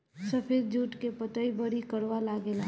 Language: Bhojpuri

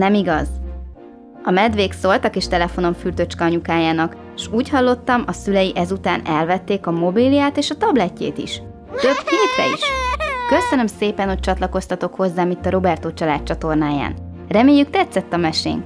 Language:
Hungarian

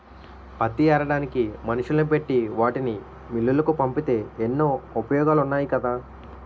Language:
Telugu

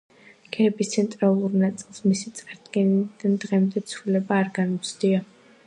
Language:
Georgian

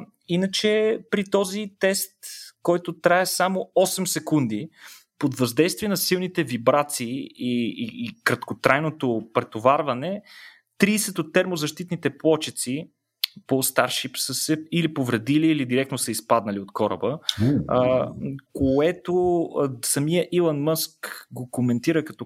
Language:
Bulgarian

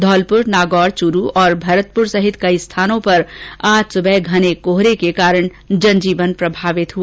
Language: Hindi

